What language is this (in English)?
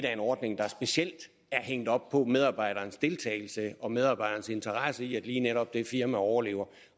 Danish